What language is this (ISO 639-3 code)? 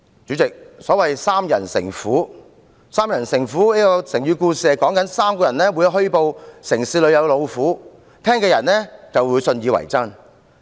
yue